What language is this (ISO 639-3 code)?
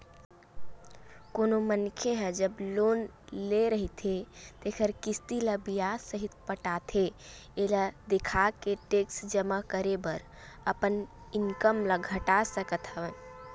hne